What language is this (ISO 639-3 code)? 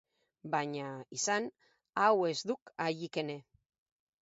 eus